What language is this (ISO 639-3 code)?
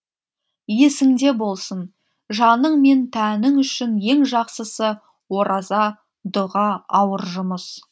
kaz